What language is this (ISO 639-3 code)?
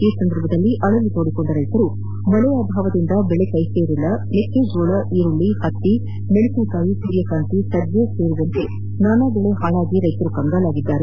kan